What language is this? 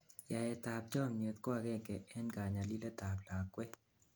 Kalenjin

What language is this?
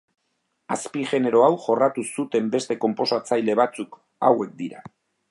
Basque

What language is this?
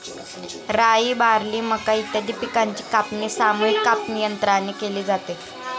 Marathi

